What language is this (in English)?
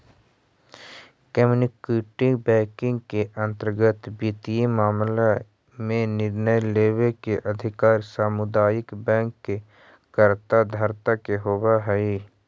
Magahi